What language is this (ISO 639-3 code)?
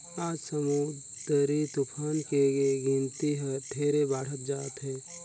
hne